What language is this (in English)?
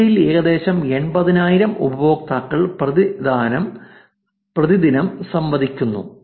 Malayalam